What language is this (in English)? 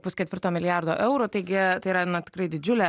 Lithuanian